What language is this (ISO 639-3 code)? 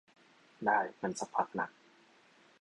tha